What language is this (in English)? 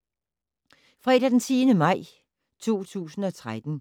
Danish